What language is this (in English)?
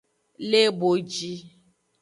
Aja (Benin)